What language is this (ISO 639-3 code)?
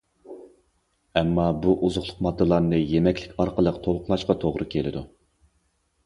uig